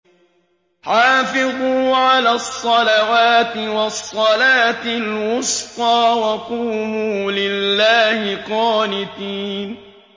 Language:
Arabic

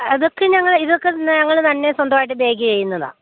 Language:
Malayalam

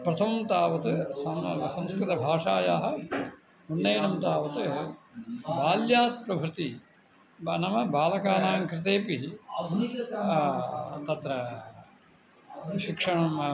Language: Sanskrit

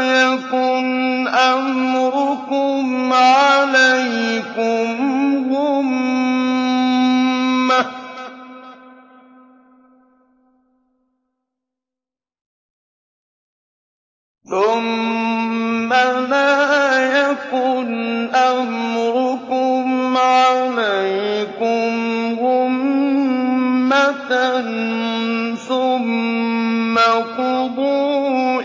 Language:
Arabic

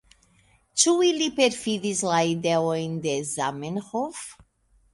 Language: Esperanto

